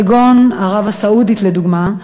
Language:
Hebrew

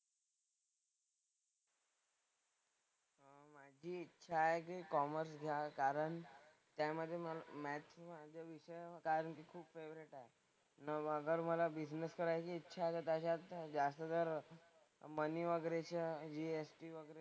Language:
Marathi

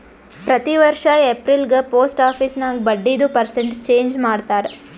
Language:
Kannada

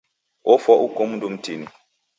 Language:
Taita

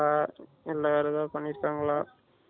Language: Tamil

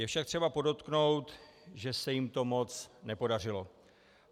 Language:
Czech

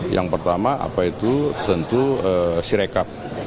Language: Indonesian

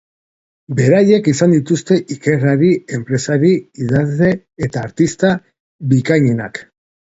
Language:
Basque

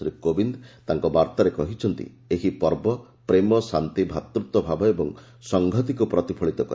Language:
Odia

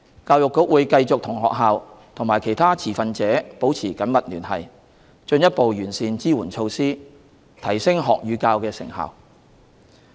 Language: Cantonese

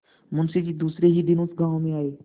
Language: Hindi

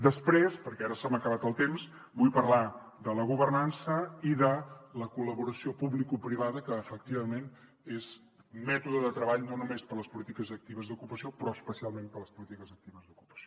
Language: Catalan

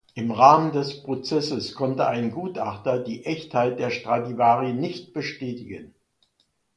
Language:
German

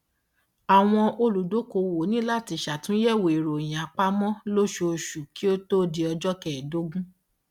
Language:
Yoruba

